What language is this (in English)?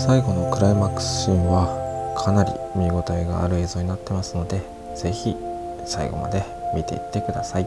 Japanese